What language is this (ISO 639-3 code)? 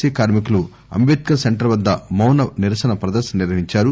tel